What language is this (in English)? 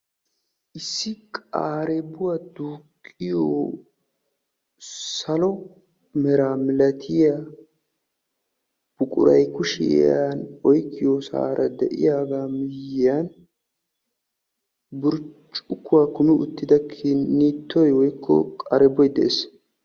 Wolaytta